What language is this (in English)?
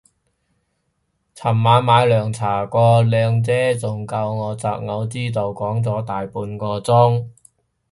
Cantonese